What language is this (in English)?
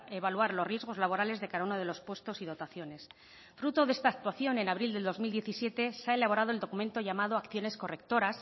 Spanish